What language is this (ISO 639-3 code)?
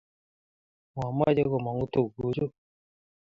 kln